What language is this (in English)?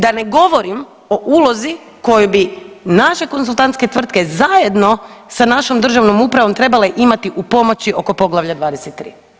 Croatian